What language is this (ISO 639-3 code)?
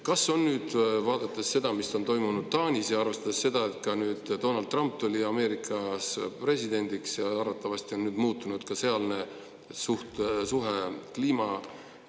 est